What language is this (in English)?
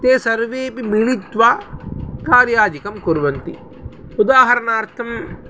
Sanskrit